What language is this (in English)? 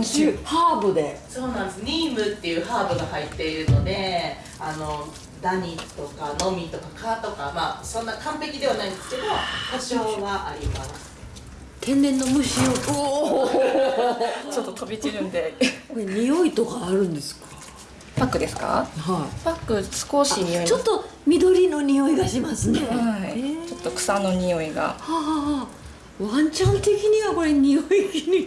Japanese